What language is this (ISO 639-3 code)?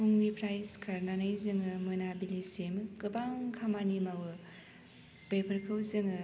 brx